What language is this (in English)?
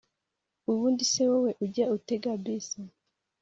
Kinyarwanda